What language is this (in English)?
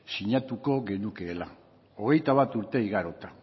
Basque